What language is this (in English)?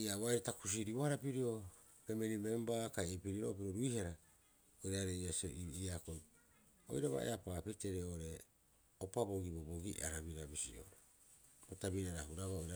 Rapoisi